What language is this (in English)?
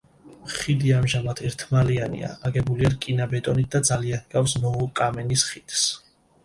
Georgian